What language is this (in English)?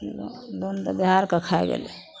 Maithili